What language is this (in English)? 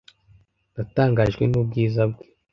Kinyarwanda